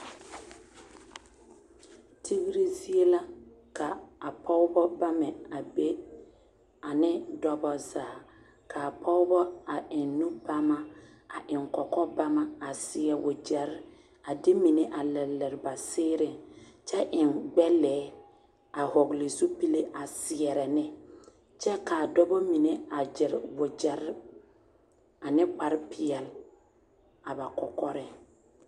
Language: Southern Dagaare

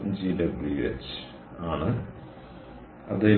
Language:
Malayalam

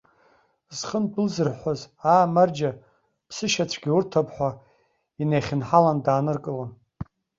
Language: Abkhazian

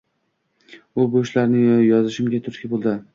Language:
Uzbek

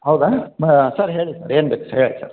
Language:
Kannada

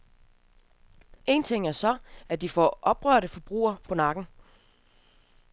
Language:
Danish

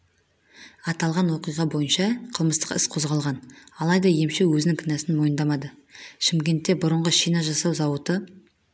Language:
Kazakh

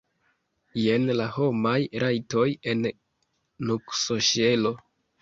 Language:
Esperanto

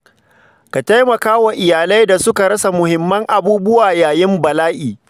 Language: Hausa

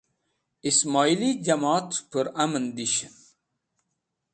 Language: Wakhi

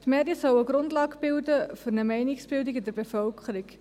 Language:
Swiss German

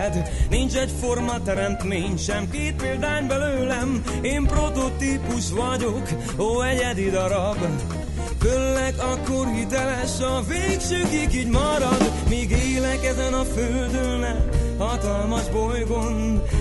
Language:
Hungarian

